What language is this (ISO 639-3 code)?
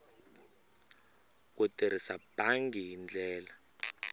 tso